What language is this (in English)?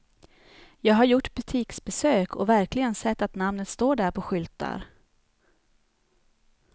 Swedish